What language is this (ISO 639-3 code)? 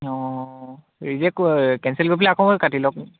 asm